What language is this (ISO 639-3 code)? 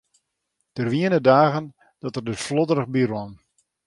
fry